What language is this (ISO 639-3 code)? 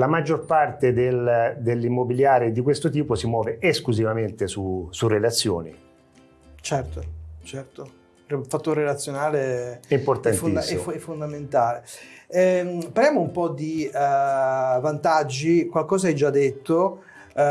ita